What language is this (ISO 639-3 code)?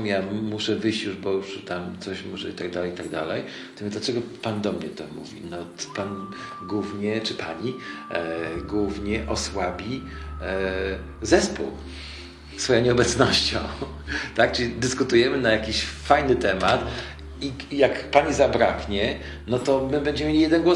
pol